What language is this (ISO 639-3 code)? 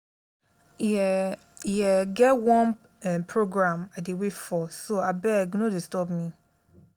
pcm